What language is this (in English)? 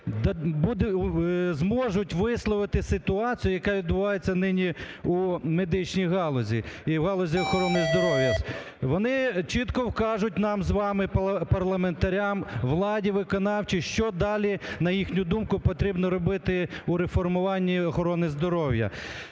Ukrainian